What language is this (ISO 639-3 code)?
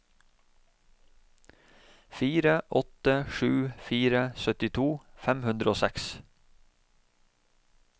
nor